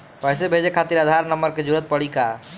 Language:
Bhojpuri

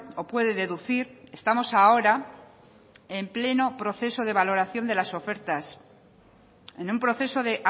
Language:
Spanish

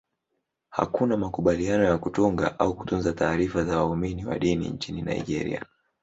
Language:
Swahili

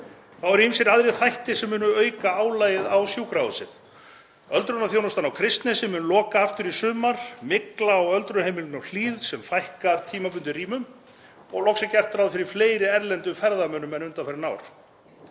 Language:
Icelandic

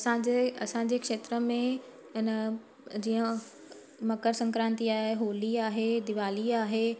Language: Sindhi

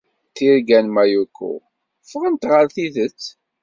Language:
Kabyle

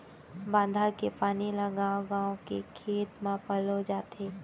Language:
Chhattisgarhi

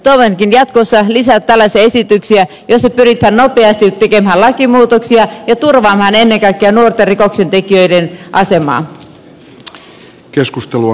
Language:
Finnish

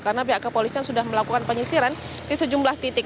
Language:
Indonesian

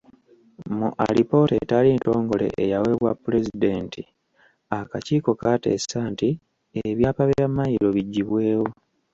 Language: Ganda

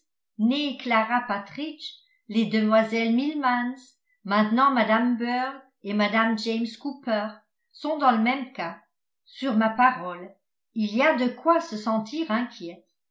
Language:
French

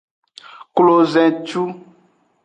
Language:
Aja (Benin)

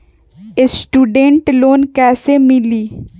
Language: Magahi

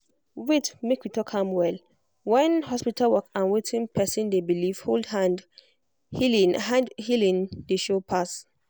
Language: Nigerian Pidgin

